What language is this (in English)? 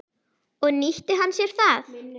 Icelandic